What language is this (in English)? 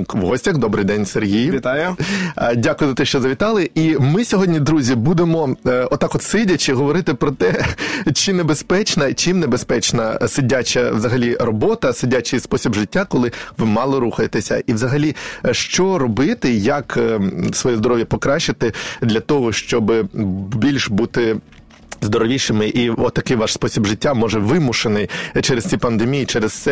Ukrainian